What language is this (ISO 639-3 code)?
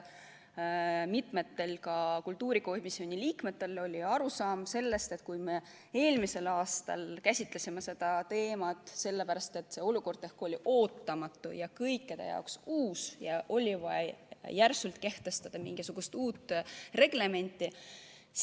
est